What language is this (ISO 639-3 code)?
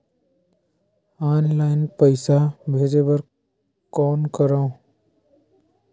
hne